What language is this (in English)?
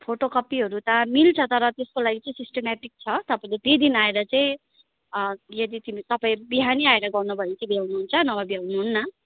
Nepali